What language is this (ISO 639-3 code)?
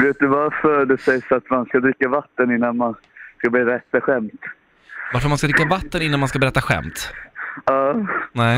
swe